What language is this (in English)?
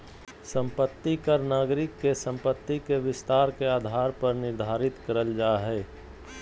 Magahi